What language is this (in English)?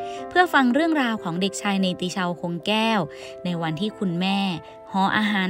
Thai